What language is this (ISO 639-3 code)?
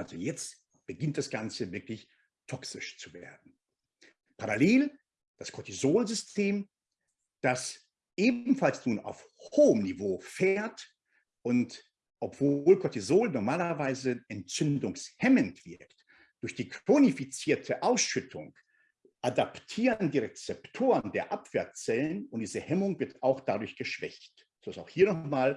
deu